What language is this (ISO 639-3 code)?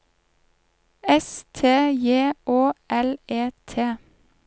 nor